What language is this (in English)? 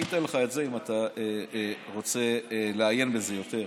Hebrew